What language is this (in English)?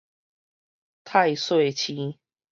Min Nan Chinese